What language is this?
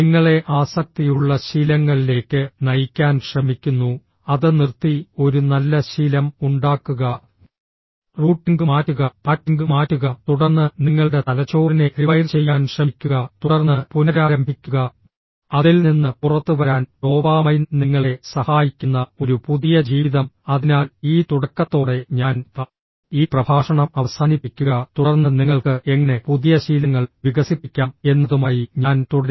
Malayalam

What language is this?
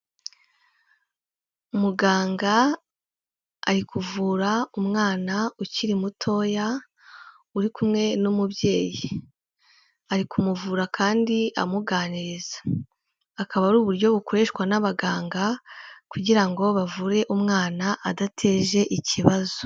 Kinyarwanda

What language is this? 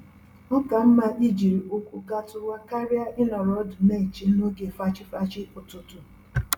Igbo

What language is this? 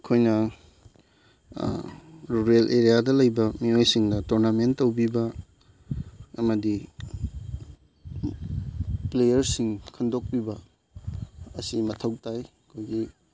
Manipuri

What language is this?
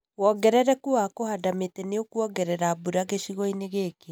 Kikuyu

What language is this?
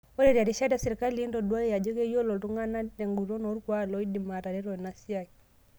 Masai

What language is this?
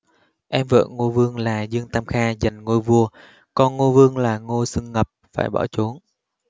Vietnamese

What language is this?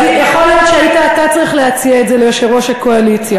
Hebrew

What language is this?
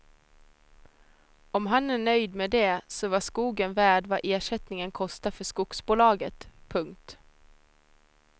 Swedish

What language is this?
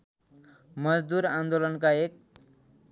Nepali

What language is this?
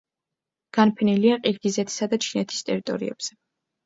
Georgian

